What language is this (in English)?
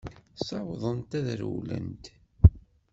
Kabyle